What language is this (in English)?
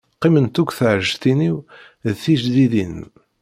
Kabyle